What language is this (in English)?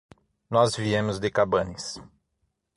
Portuguese